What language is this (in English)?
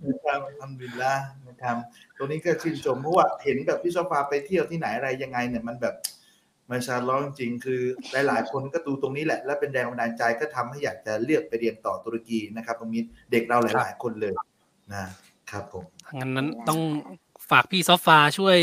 Thai